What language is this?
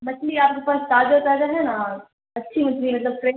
Urdu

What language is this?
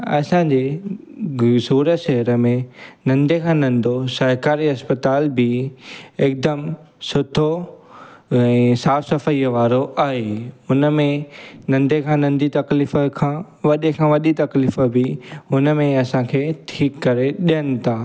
Sindhi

